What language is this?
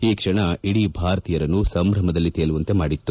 Kannada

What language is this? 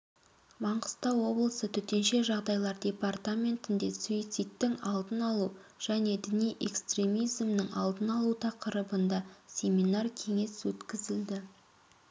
Kazakh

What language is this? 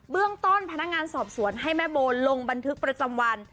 Thai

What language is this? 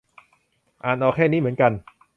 Thai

